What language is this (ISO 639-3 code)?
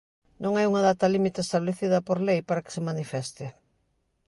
glg